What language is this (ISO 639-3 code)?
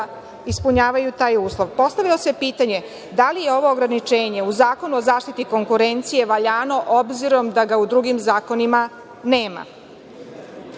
srp